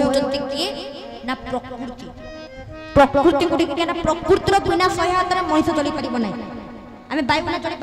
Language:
Indonesian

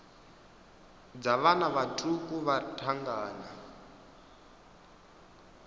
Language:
Venda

